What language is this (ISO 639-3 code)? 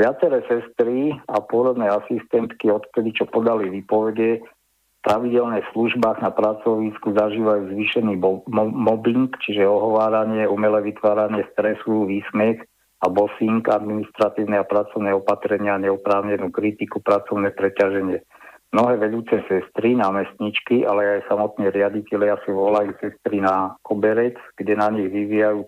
slk